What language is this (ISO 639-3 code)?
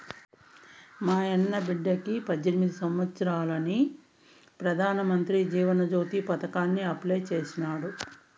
tel